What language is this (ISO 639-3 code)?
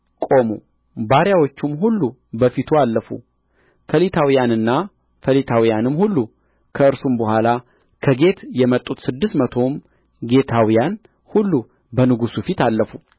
amh